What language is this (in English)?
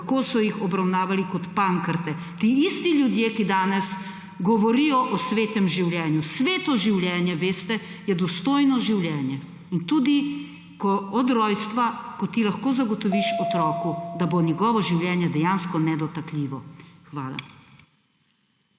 Slovenian